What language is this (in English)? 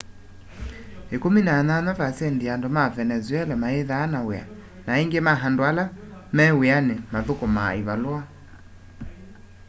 Kamba